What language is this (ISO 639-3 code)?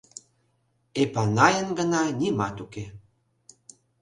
chm